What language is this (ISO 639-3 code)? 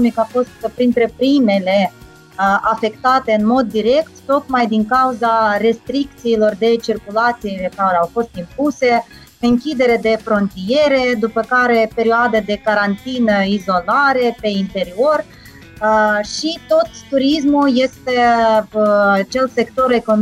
ron